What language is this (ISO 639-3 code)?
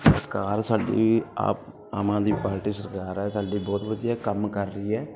pan